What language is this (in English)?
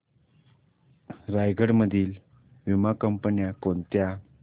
Marathi